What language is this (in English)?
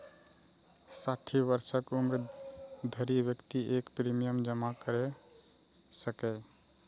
Maithili